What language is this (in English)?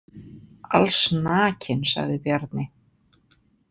Icelandic